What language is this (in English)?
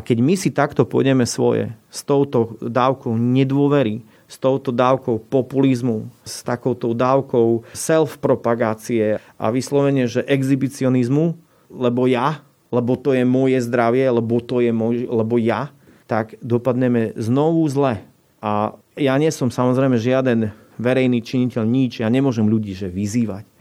Slovak